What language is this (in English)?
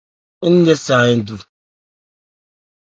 Ebrié